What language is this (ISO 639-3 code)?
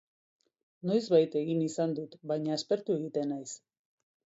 eus